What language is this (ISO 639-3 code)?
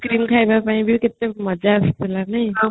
ori